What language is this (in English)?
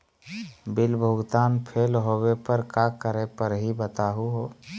Magahi